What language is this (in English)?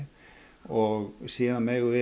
Icelandic